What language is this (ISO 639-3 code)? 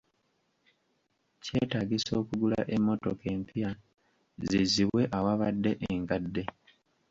lug